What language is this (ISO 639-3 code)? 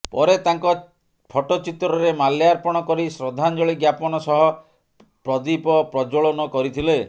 ori